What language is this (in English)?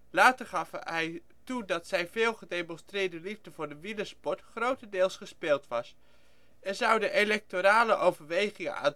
Dutch